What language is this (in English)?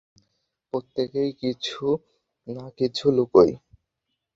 Bangla